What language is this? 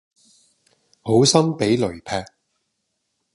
Cantonese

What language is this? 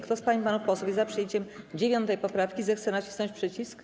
Polish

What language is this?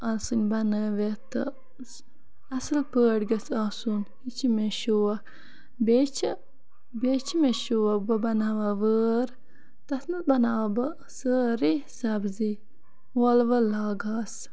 Kashmiri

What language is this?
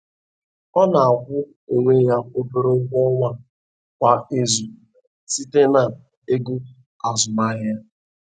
Igbo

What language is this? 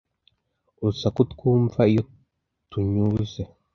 Kinyarwanda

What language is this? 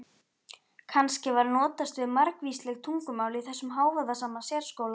Icelandic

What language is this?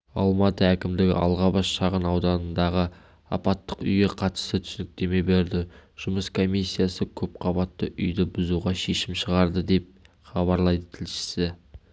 Kazakh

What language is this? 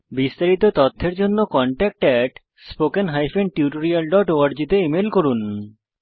Bangla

